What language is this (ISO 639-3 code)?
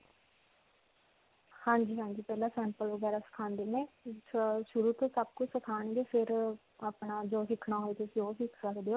pan